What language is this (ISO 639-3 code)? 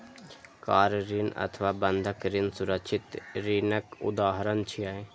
mai